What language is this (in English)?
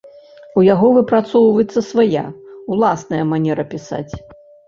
Belarusian